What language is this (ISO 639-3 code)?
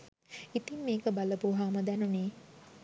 sin